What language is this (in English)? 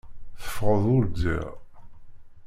Kabyle